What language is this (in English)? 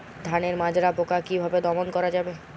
Bangla